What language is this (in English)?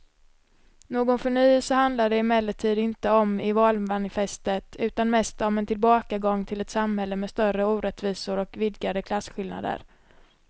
Swedish